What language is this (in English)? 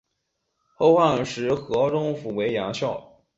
Chinese